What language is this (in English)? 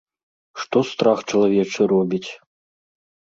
Belarusian